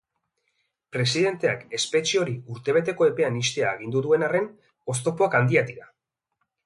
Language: Basque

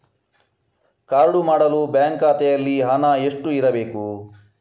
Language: Kannada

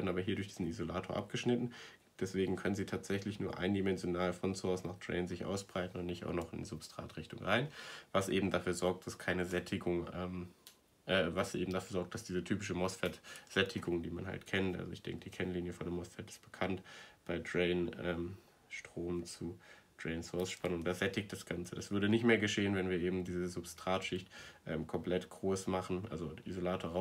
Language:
German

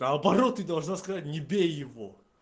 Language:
Russian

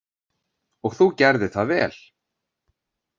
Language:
Icelandic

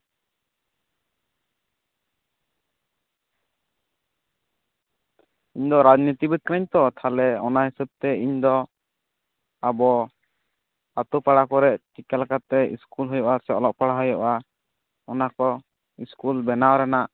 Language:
Santali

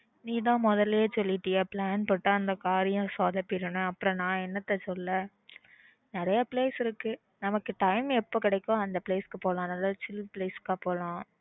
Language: Tamil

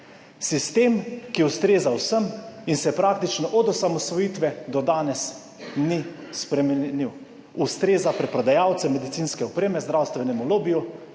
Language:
Slovenian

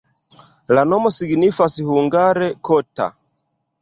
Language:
Esperanto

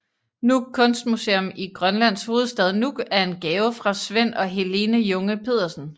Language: Danish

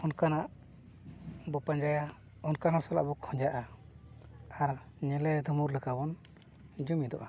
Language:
Santali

